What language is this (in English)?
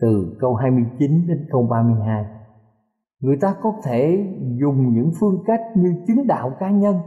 Vietnamese